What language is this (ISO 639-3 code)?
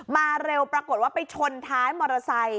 tha